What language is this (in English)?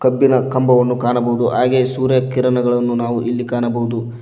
Kannada